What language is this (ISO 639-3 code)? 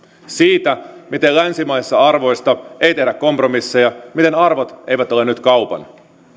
fin